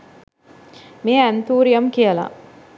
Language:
Sinhala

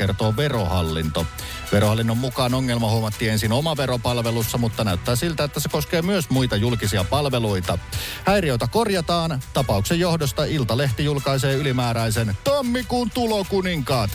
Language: Finnish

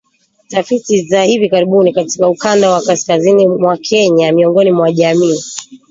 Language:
Swahili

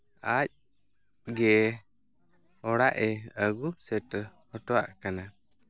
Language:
Santali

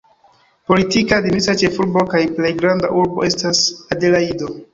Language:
Esperanto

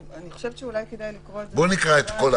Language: Hebrew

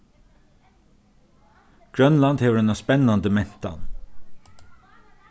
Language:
Faroese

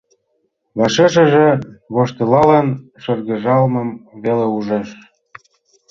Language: Mari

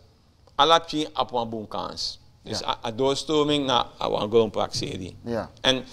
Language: Dutch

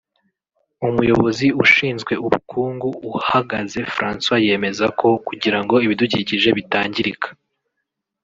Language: Kinyarwanda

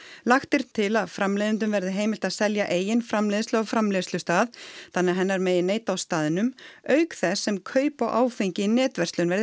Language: Icelandic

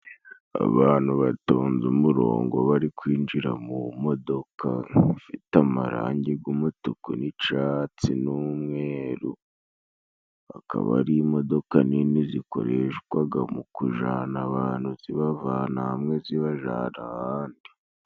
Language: Kinyarwanda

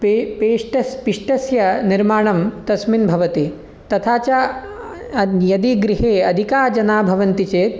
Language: Sanskrit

